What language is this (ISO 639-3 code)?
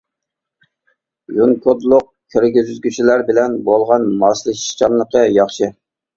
uig